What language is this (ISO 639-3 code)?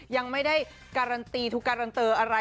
tha